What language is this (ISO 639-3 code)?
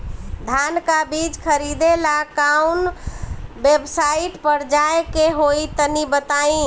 bho